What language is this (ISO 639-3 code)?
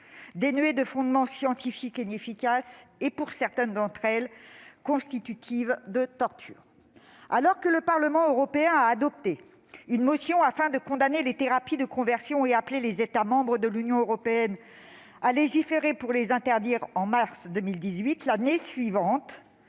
fra